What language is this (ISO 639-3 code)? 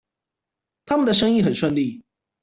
zho